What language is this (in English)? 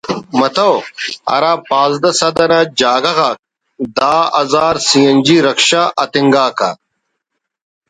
Brahui